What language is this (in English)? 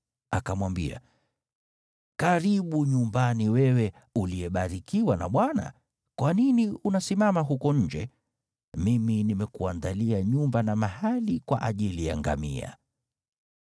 Swahili